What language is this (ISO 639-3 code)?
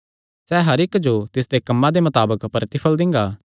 xnr